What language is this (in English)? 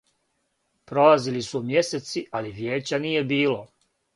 Serbian